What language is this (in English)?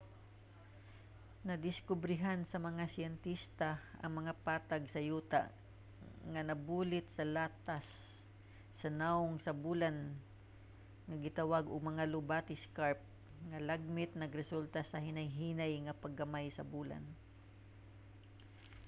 Cebuano